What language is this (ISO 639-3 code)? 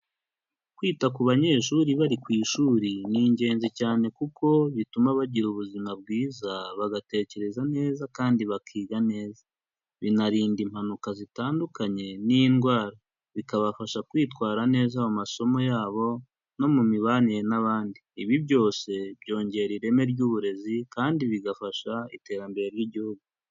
kin